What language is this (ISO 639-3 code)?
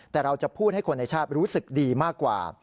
tha